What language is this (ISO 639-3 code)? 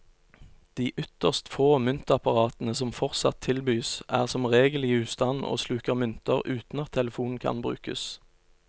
nor